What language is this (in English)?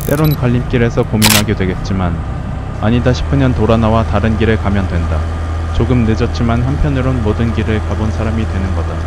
Korean